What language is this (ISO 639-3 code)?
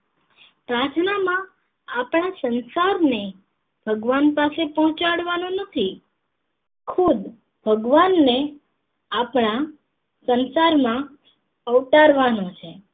guj